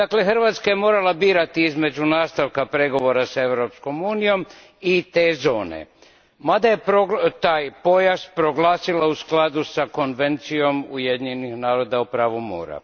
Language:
Croatian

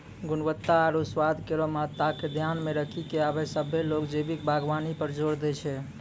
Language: Maithili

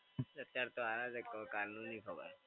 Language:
Gujarati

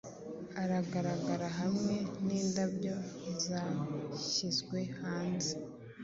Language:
Kinyarwanda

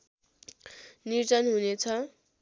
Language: Nepali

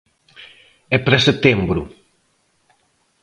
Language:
Galician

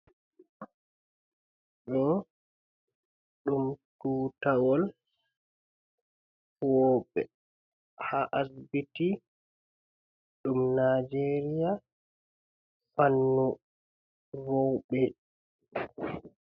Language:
Fula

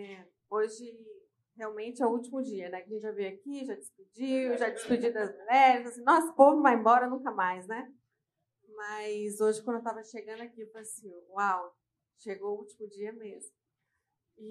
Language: Portuguese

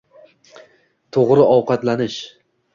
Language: Uzbek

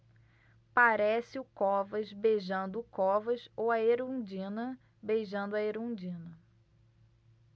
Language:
Portuguese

